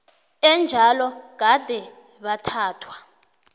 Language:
South Ndebele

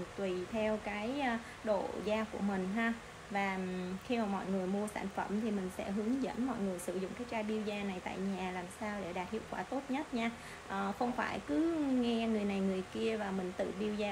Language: Vietnamese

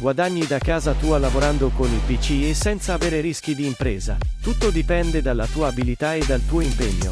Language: Italian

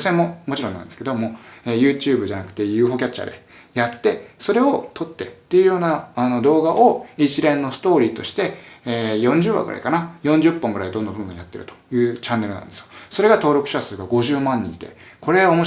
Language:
Japanese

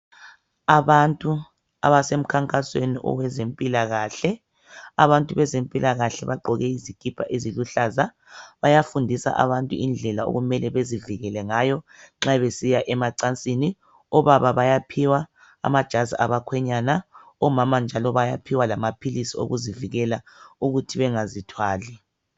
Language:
North Ndebele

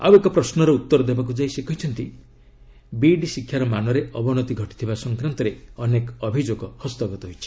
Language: Odia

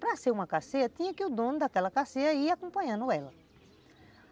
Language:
Portuguese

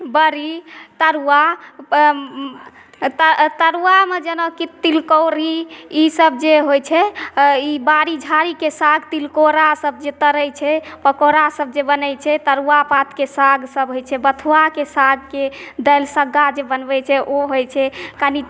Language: Maithili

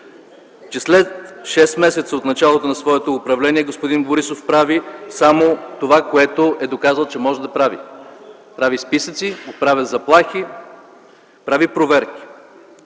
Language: Bulgarian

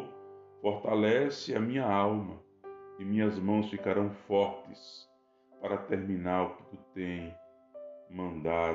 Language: Portuguese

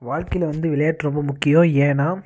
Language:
Tamil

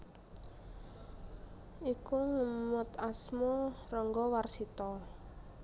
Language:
Javanese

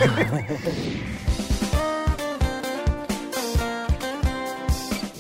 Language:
Punjabi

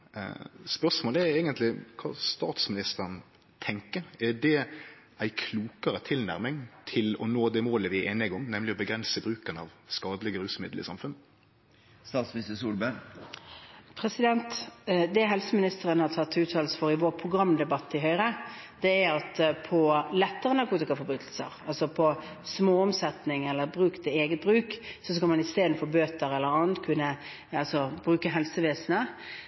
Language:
Norwegian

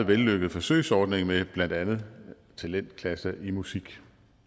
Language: Danish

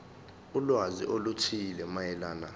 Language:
Zulu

